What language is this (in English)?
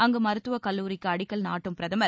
Tamil